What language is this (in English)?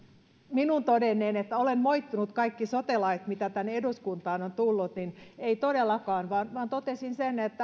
Finnish